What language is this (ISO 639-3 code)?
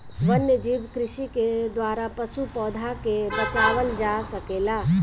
bho